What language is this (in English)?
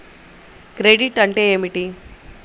Telugu